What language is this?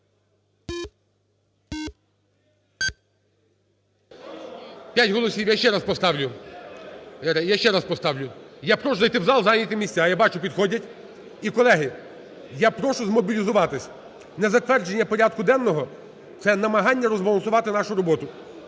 Ukrainian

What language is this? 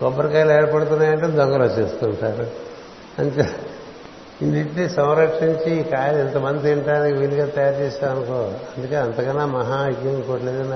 Telugu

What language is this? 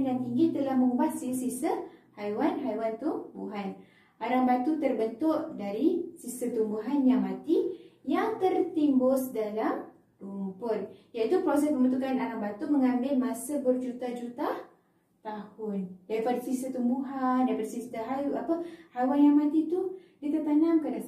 Malay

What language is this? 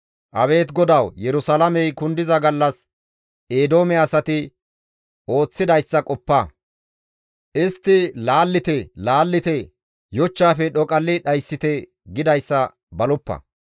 Gamo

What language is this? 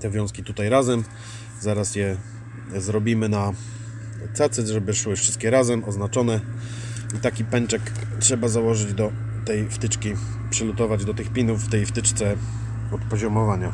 Polish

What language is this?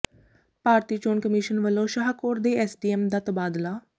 Punjabi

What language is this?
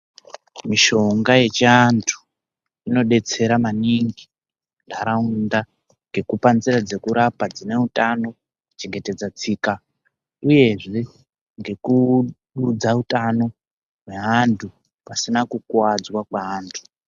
Ndau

